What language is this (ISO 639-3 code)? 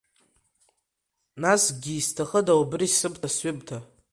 abk